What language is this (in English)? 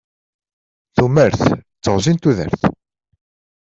Kabyle